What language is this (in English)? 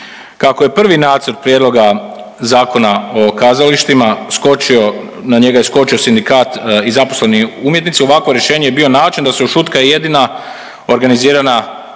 Croatian